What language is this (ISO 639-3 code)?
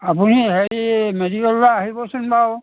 asm